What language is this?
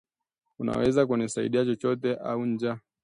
Swahili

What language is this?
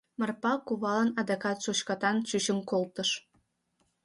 Mari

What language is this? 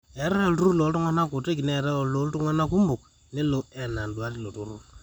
Masai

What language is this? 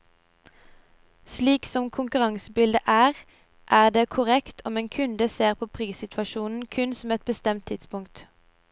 Norwegian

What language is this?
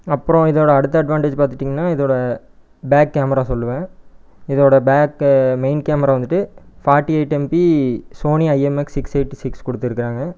Tamil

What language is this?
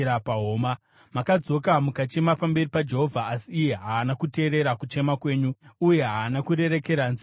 Shona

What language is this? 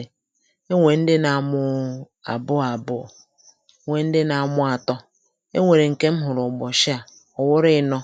Igbo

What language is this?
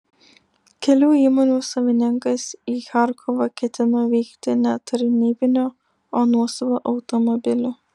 Lithuanian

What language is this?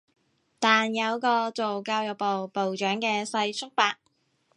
Cantonese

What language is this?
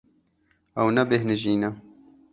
Kurdish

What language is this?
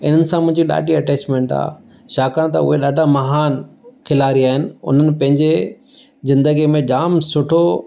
Sindhi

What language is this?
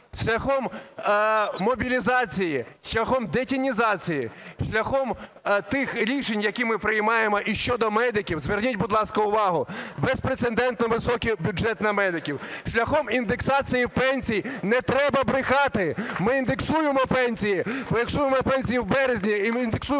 Ukrainian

